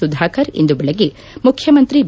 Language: Kannada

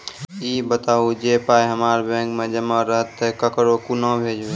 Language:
Maithili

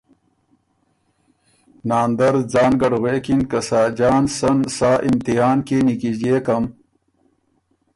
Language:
Ormuri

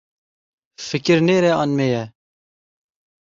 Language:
Kurdish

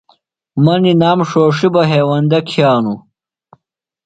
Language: Phalura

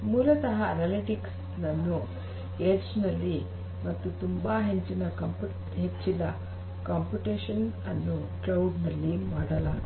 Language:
Kannada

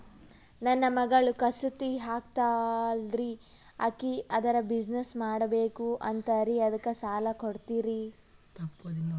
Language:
Kannada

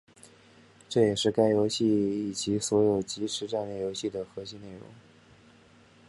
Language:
Chinese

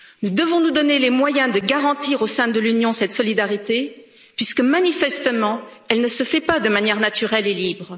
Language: French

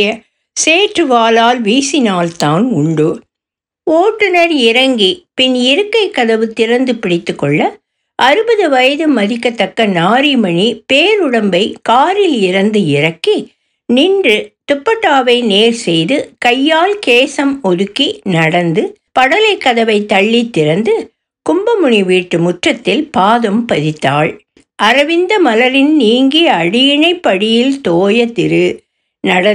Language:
Tamil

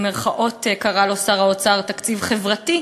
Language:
Hebrew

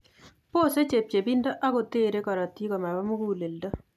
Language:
Kalenjin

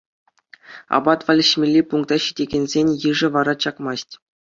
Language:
Chuvash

